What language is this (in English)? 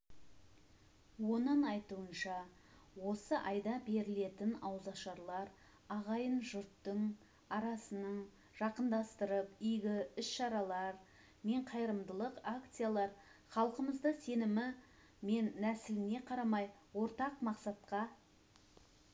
Kazakh